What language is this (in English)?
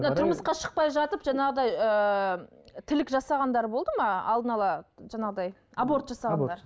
Kazakh